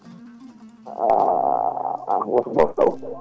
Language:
Fula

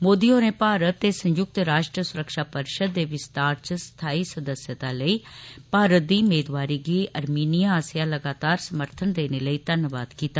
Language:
Dogri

